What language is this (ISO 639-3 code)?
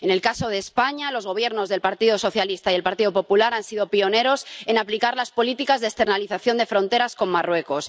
spa